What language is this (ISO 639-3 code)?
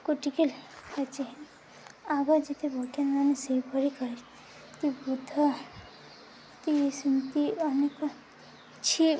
ori